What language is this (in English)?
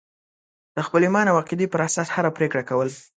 Pashto